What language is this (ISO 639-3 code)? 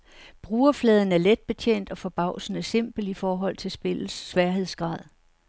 dan